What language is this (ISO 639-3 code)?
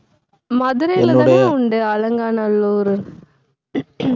tam